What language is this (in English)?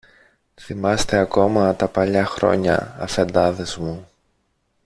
Greek